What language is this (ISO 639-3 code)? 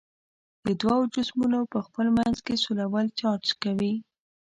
pus